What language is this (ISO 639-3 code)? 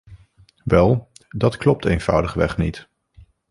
nld